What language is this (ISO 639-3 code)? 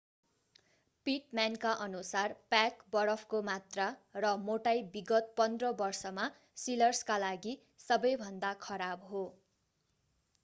nep